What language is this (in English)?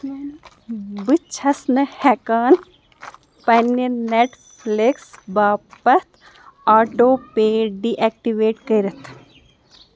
Kashmiri